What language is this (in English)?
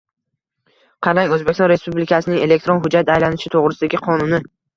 Uzbek